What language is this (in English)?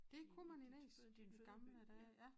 Danish